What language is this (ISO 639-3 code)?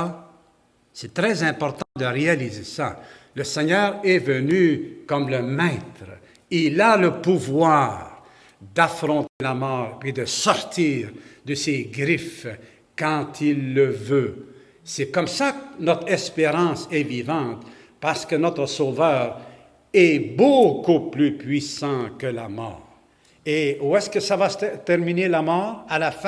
fra